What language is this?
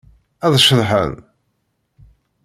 Kabyle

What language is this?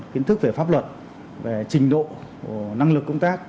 Vietnamese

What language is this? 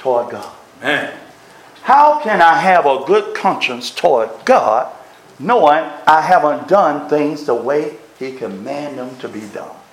English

